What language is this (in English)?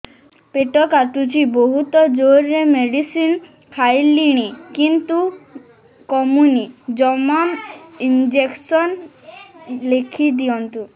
Odia